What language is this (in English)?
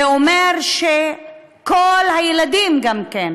Hebrew